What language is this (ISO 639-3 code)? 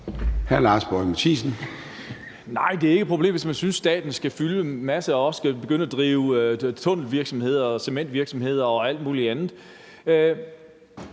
dan